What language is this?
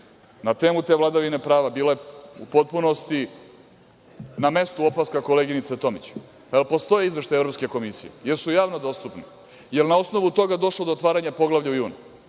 Serbian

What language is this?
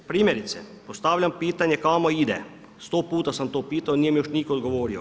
Croatian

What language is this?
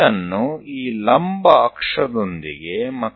Gujarati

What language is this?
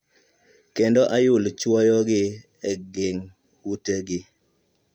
Luo (Kenya and Tanzania)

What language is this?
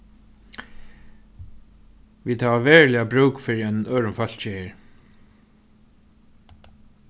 Faroese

